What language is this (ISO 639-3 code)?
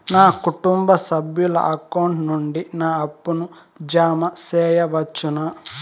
tel